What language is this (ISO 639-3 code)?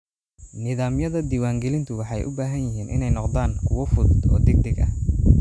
som